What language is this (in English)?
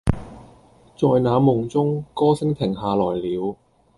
Cantonese